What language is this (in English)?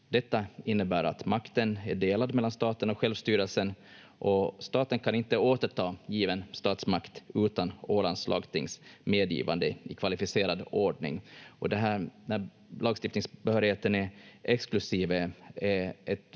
Finnish